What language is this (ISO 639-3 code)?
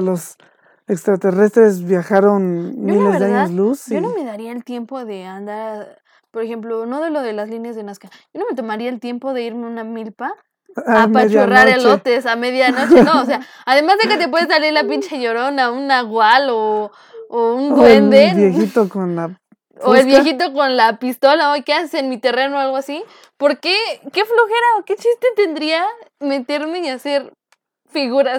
spa